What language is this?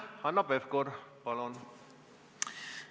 Estonian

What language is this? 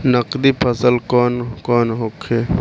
Bhojpuri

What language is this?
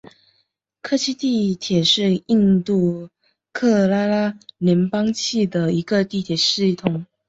Chinese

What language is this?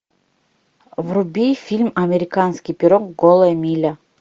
Russian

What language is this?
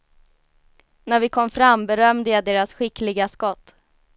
Swedish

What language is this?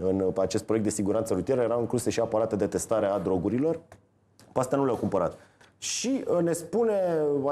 Romanian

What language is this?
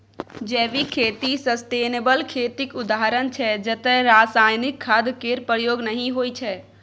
Maithili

